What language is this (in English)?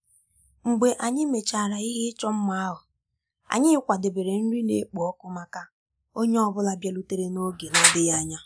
Igbo